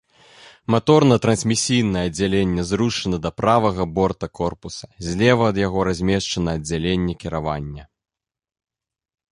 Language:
Belarusian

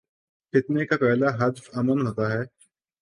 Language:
Urdu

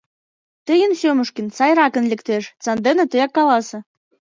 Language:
Mari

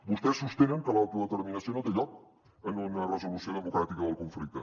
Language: Catalan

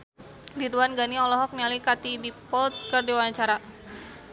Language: Sundanese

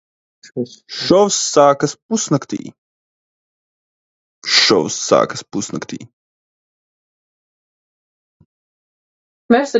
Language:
Latvian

